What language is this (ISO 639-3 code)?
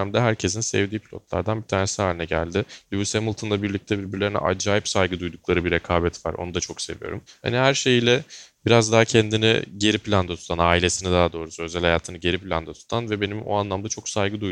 tur